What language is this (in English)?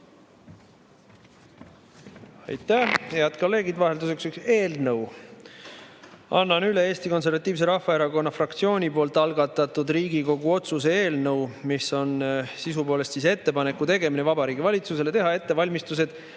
Estonian